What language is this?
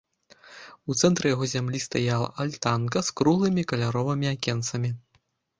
Belarusian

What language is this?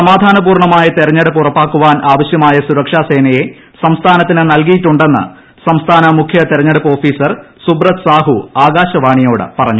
Malayalam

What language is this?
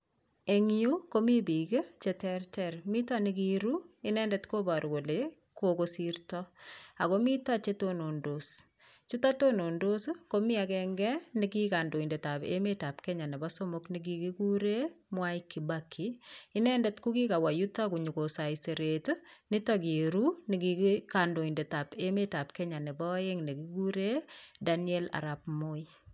Kalenjin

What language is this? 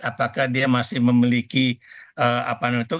Indonesian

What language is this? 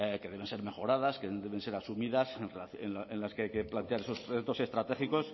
Spanish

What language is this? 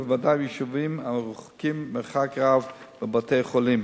Hebrew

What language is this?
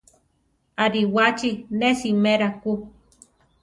Central Tarahumara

